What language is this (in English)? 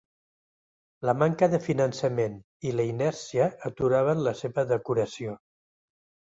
Catalan